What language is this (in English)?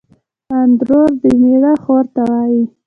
Pashto